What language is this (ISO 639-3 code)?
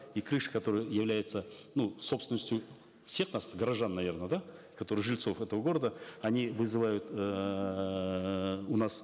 kaz